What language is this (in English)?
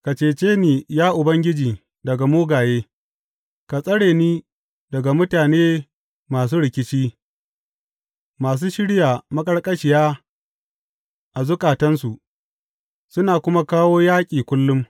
Hausa